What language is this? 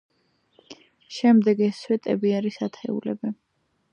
Georgian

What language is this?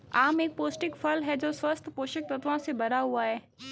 Hindi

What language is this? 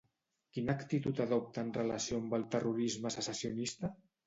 Catalan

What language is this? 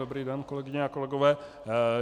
Czech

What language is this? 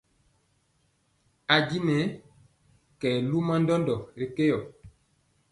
Mpiemo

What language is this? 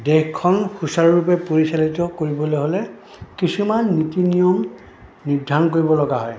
Assamese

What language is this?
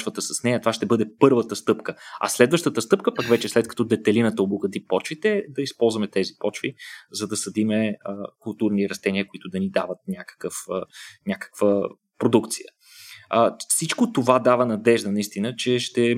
Bulgarian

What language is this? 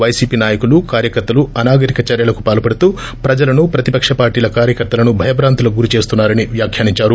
Telugu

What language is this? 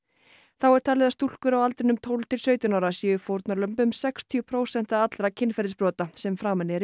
Icelandic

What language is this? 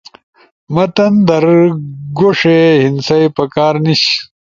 Ushojo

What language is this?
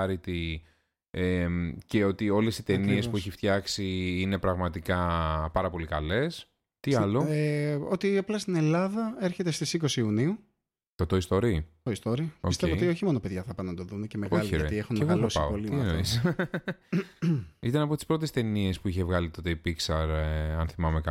Greek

